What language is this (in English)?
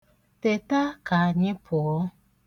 Igbo